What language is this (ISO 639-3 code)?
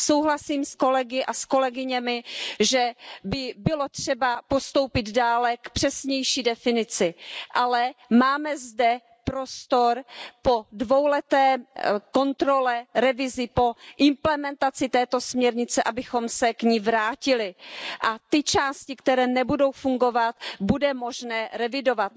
ces